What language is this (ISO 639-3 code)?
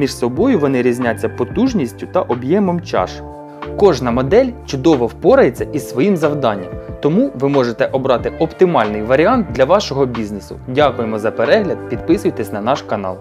ukr